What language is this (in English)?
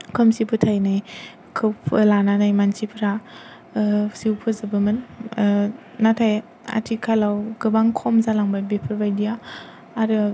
Bodo